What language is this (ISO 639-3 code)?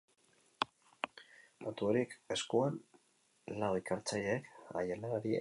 eus